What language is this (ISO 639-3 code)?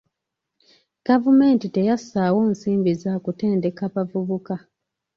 lug